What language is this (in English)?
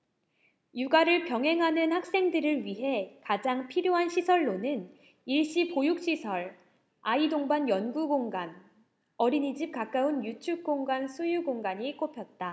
Korean